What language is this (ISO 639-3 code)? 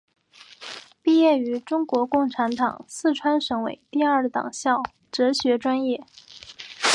zho